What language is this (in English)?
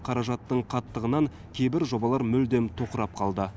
Kazakh